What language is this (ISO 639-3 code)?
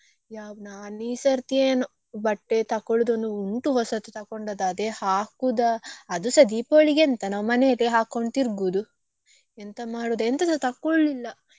kan